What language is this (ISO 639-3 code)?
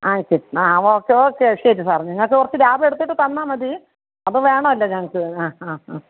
mal